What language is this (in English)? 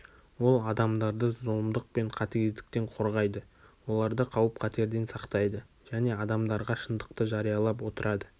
Kazakh